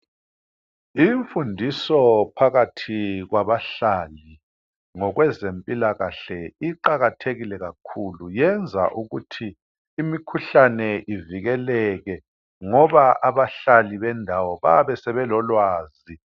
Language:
North Ndebele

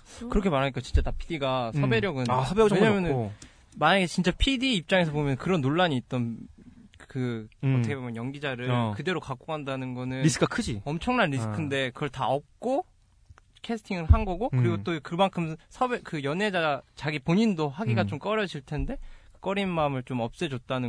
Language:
Korean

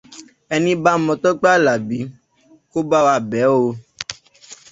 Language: Yoruba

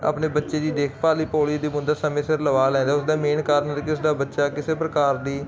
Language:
Punjabi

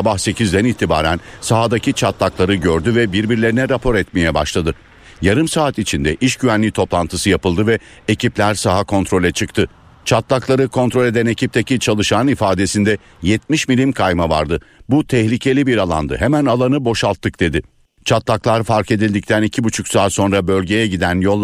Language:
Turkish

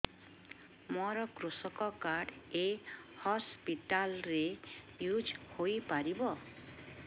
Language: Odia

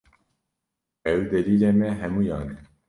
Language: Kurdish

